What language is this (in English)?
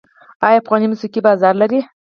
Pashto